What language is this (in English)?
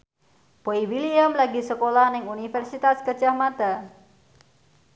Javanese